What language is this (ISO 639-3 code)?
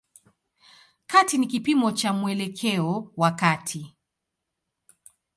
swa